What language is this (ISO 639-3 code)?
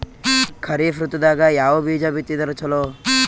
kan